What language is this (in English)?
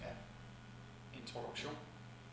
Danish